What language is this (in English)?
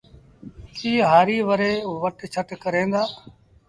Sindhi Bhil